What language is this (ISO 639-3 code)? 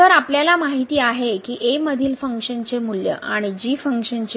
mar